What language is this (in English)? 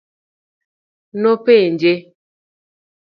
Luo (Kenya and Tanzania)